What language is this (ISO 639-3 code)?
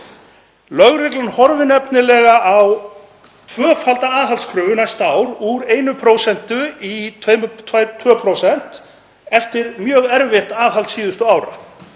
isl